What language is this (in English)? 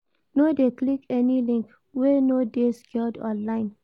Nigerian Pidgin